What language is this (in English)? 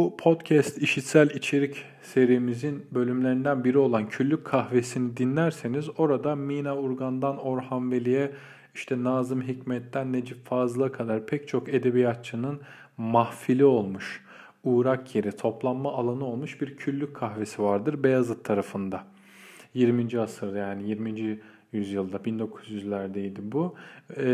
Turkish